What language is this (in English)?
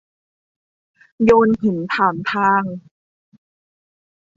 Thai